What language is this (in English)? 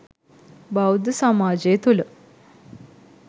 Sinhala